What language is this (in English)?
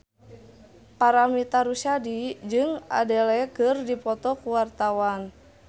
Sundanese